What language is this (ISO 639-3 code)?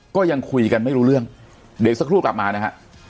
tha